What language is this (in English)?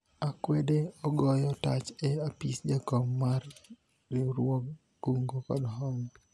Luo (Kenya and Tanzania)